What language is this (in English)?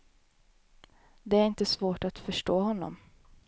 Swedish